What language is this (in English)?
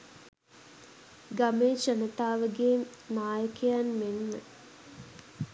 Sinhala